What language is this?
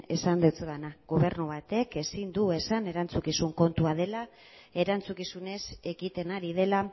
Basque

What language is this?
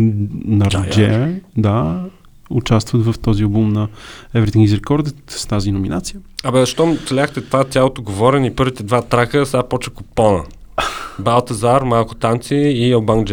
Bulgarian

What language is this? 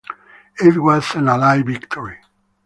English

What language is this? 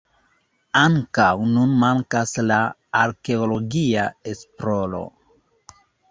Esperanto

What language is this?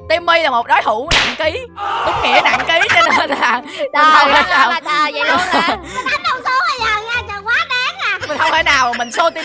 Vietnamese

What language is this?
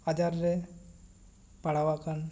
Santali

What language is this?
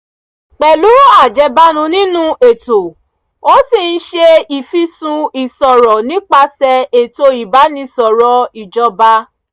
Yoruba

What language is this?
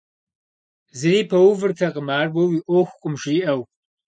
Kabardian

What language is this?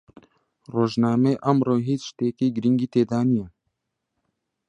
Central Kurdish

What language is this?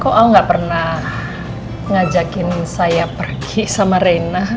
Indonesian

